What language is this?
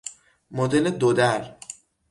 Persian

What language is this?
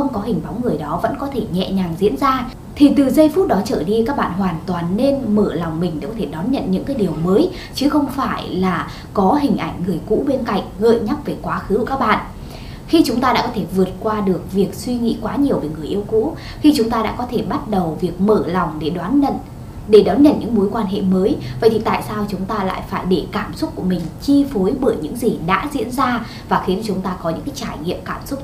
Vietnamese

